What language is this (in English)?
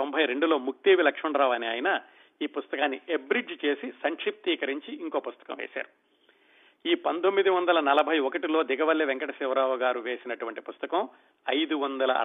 Telugu